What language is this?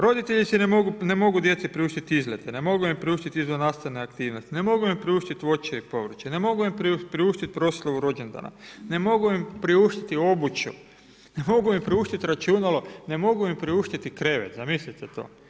Croatian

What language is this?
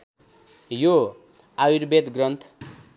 Nepali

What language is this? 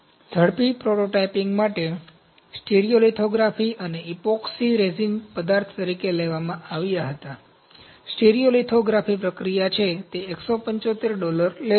Gujarati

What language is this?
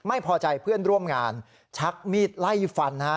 Thai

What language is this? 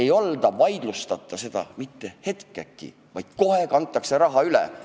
Estonian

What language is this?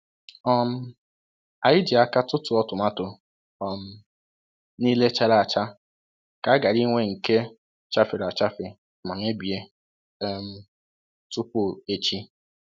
Igbo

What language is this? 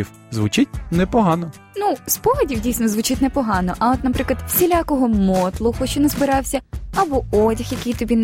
Ukrainian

